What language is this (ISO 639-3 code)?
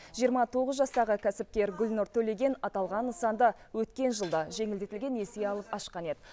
kaz